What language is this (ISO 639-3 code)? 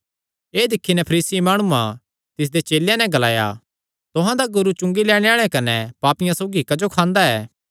xnr